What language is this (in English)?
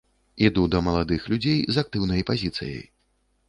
Belarusian